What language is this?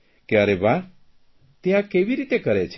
Gujarati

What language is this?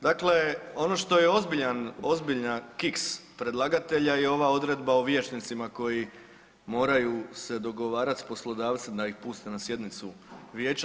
Croatian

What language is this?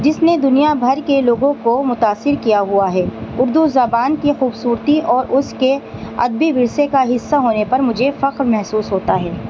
Urdu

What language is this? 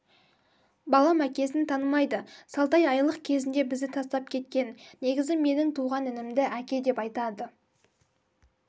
Kazakh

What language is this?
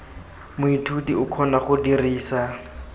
Tswana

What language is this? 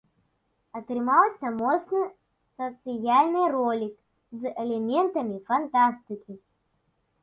Belarusian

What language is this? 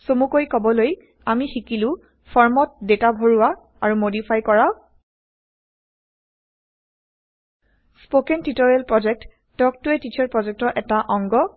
Assamese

